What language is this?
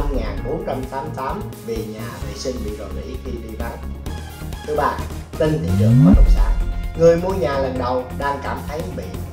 Vietnamese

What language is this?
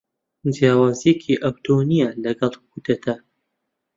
Central Kurdish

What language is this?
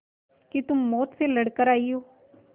Hindi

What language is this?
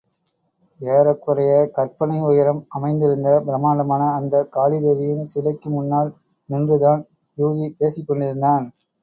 Tamil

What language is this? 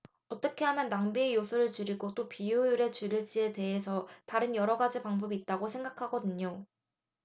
Korean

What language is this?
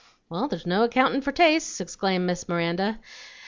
English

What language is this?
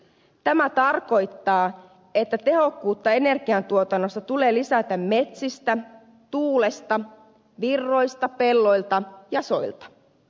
Finnish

